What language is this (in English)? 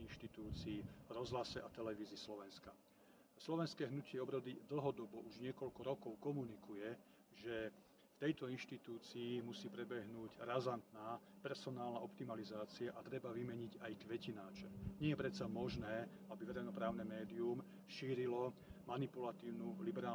Slovak